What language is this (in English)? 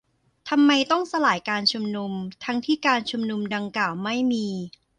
Thai